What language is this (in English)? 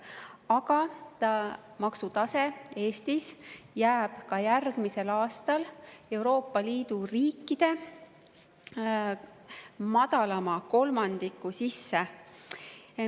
Estonian